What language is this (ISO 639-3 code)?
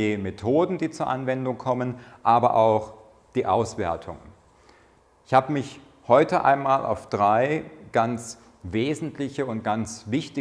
deu